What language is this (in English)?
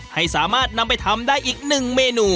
Thai